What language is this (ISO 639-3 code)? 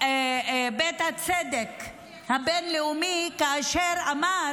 heb